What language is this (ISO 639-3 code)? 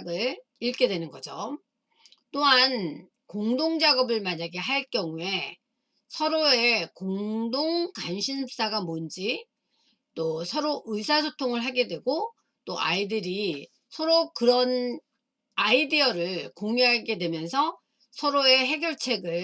kor